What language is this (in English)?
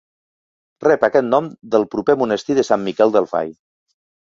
Catalan